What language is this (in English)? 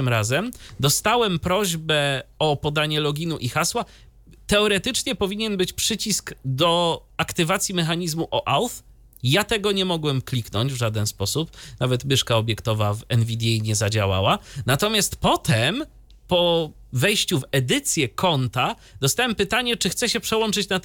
Polish